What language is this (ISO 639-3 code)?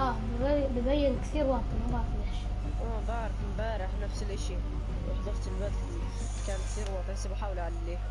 ara